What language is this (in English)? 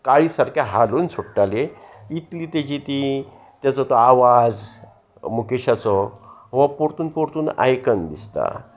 Konkani